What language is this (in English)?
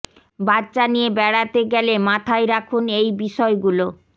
Bangla